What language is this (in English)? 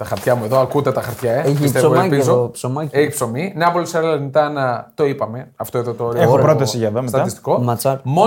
Greek